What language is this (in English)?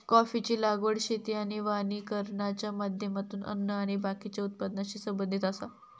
Marathi